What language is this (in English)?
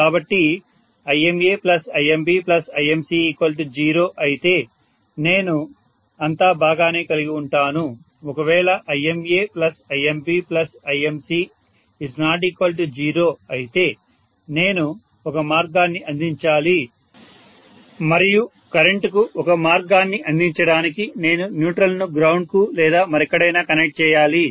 Telugu